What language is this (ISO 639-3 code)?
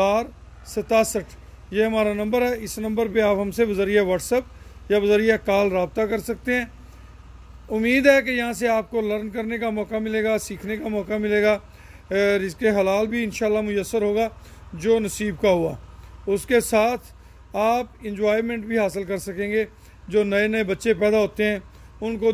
tur